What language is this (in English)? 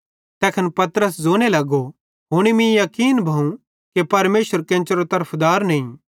Bhadrawahi